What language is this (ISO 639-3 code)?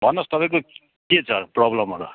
nep